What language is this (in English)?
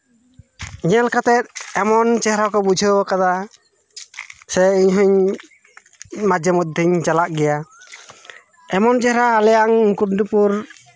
Santali